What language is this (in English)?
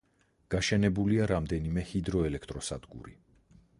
Georgian